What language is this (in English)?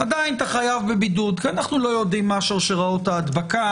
Hebrew